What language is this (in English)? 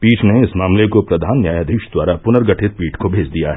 Hindi